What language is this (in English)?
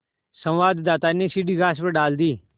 Hindi